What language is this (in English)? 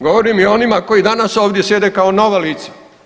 Croatian